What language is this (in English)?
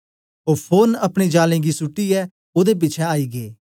Dogri